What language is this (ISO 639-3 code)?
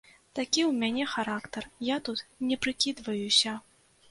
bel